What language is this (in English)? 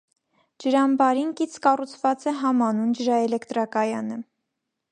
Armenian